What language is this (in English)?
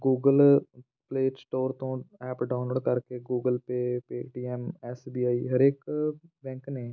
Punjabi